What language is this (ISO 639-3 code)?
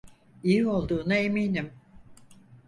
tur